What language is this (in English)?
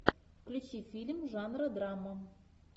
Russian